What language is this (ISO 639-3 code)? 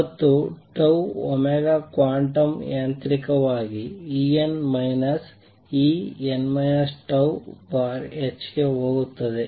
kan